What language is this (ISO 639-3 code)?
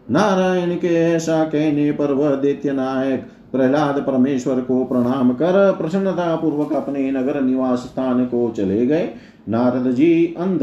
hin